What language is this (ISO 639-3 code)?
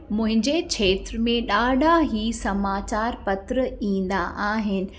snd